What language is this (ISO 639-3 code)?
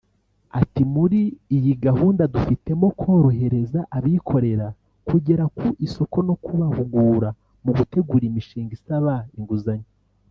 kin